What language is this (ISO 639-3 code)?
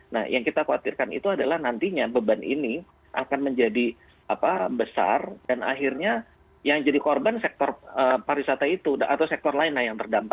ind